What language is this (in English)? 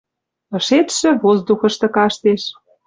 Western Mari